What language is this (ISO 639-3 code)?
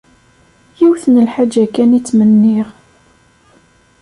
kab